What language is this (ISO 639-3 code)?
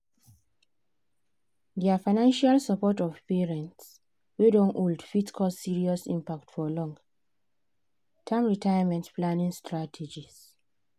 pcm